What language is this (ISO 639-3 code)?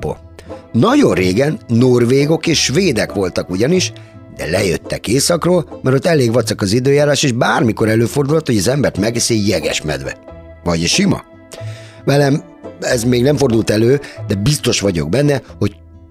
hun